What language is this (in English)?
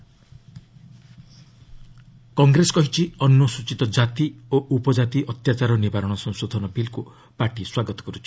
Odia